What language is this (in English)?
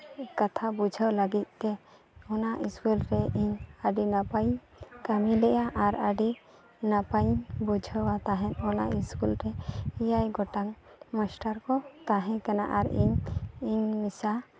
Santali